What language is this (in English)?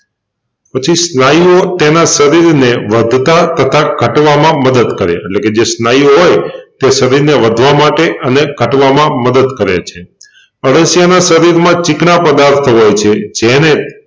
Gujarati